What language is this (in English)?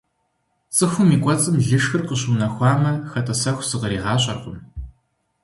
Kabardian